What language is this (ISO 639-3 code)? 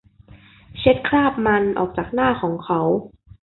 tha